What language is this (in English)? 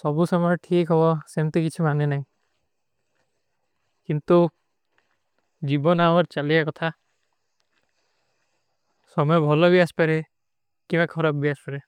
Kui (India)